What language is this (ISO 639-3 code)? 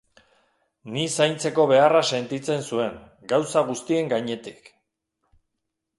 eus